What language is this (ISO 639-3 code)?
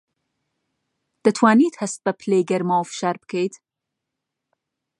ckb